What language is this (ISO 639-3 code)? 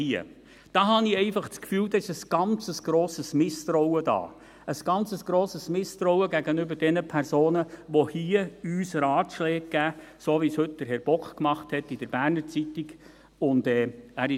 gsw